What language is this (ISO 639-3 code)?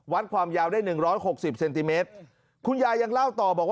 tha